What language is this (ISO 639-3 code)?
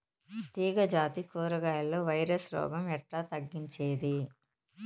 tel